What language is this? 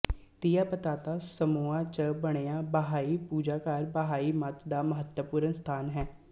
Punjabi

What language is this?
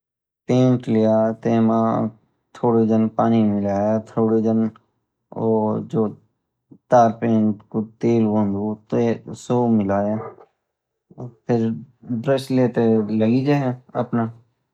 Garhwali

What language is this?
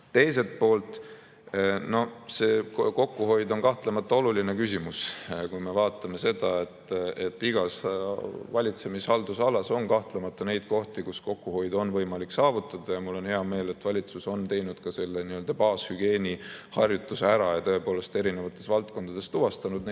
Estonian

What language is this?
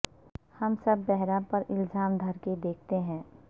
Urdu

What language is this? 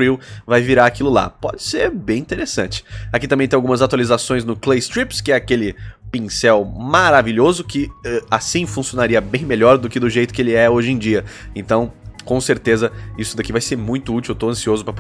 Portuguese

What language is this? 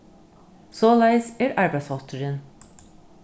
Faroese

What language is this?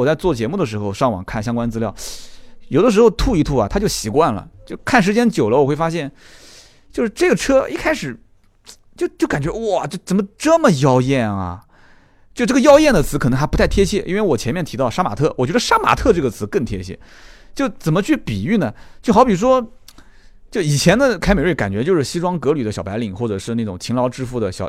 Chinese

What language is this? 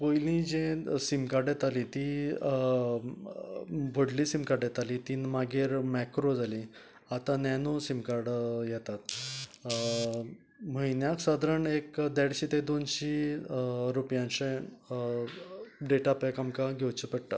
Konkani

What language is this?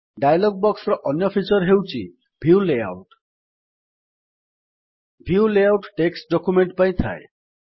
Odia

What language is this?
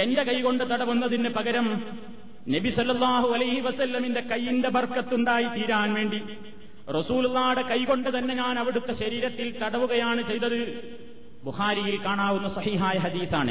Malayalam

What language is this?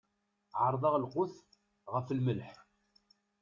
Kabyle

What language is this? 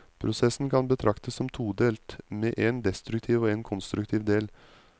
Norwegian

